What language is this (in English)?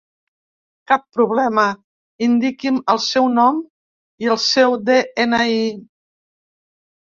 Catalan